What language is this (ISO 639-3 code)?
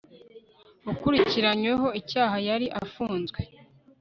kin